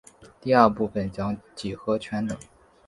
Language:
Chinese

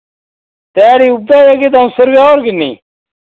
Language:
Dogri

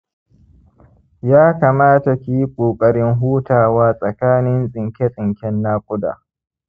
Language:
Hausa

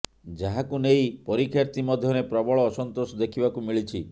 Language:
Odia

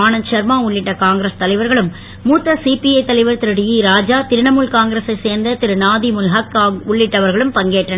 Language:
Tamil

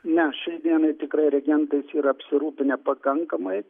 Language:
Lithuanian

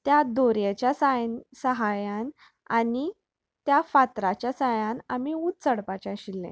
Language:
Konkani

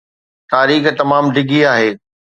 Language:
Sindhi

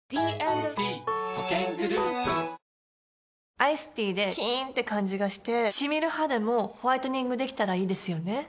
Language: Japanese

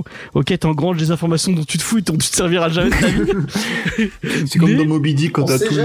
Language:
French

